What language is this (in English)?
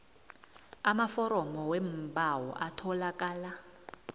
South Ndebele